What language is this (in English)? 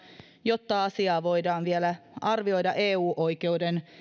Finnish